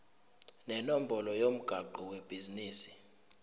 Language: Zulu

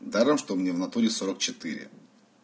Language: Russian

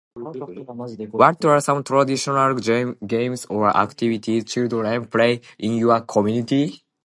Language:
English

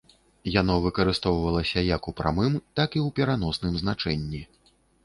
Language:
Belarusian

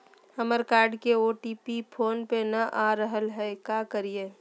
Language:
Magahi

